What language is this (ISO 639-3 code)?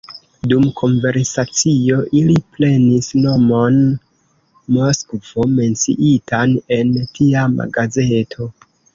epo